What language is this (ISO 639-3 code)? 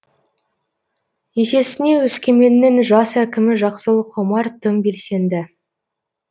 kaz